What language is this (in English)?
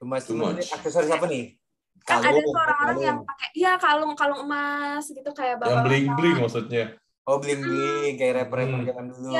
Indonesian